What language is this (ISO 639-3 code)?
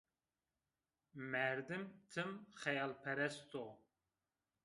zza